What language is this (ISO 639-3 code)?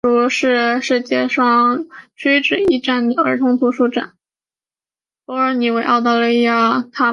zho